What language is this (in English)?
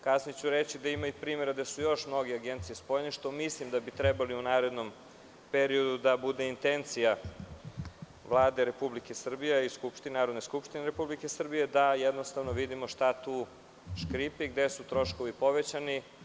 Serbian